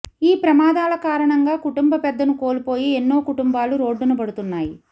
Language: Telugu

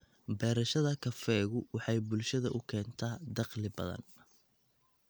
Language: Somali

